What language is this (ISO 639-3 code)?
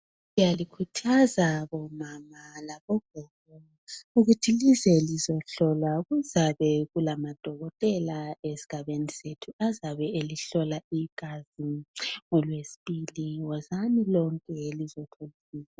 nde